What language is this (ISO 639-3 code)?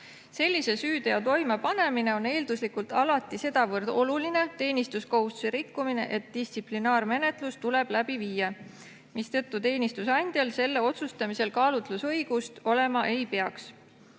est